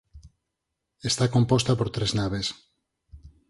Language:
Galician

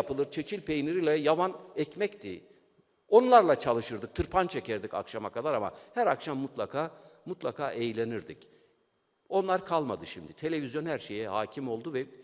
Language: Turkish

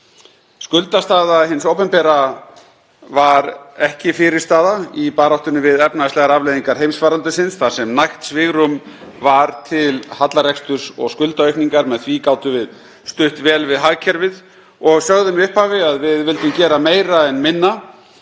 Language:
Icelandic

